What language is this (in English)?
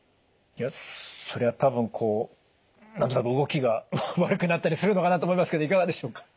Japanese